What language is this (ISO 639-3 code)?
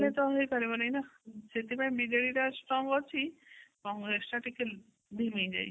ori